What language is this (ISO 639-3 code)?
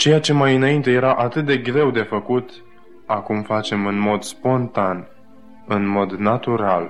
ron